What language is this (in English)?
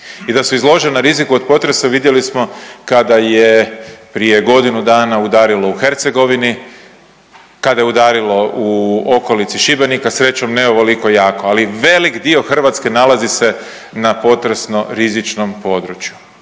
Croatian